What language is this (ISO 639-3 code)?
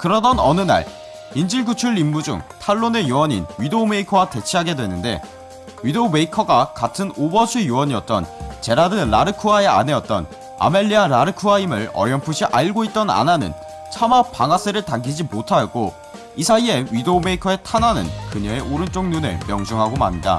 kor